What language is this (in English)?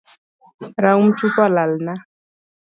Luo (Kenya and Tanzania)